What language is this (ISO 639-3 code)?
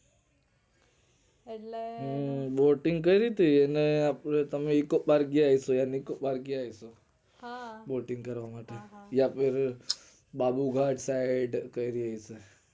guj